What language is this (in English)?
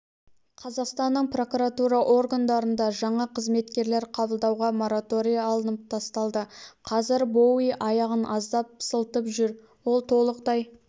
Kazakh